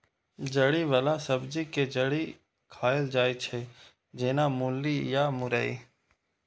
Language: Maithili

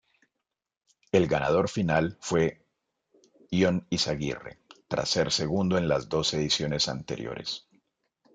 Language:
Spanish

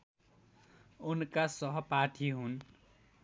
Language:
Nepali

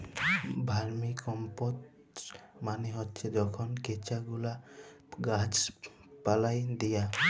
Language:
Bangla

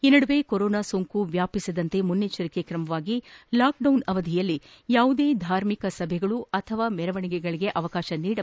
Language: Kannada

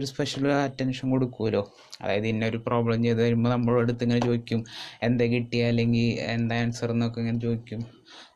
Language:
Malayalam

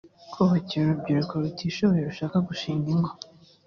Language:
Kinyarwanda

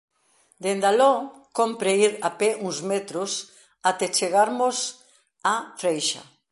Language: Galician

